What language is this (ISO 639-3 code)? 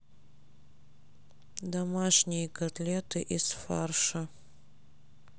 rus